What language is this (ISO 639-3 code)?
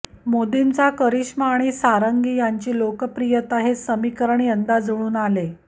mar